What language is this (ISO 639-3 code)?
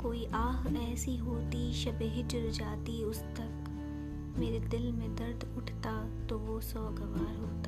urd